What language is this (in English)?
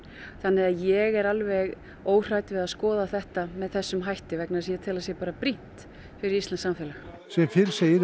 Icelandic